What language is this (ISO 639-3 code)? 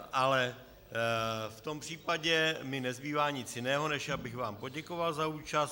ces